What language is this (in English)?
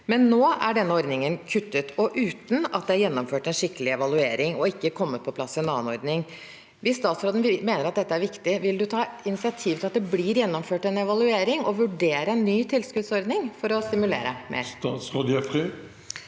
Norwegian